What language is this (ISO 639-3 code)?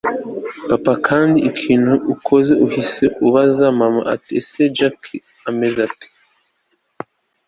kin